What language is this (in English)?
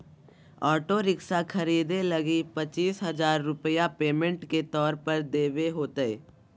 Magahi